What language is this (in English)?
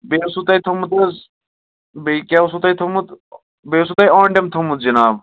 Kashmiri